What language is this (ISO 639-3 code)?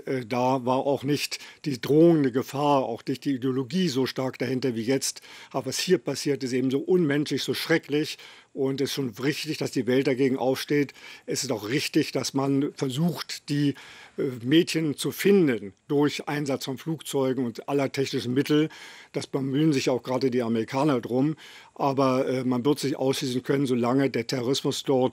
deu